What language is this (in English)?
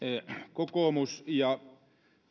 Finnish